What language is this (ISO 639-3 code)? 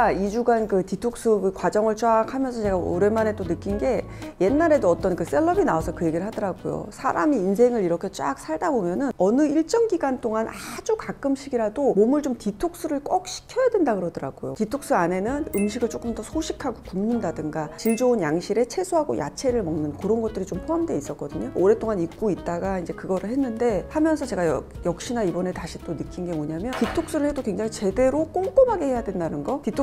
kor